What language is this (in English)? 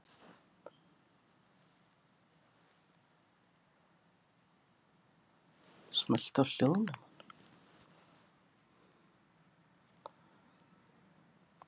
Icelandic